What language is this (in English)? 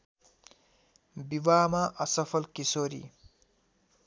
Nepali